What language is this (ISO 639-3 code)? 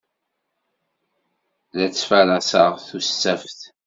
kab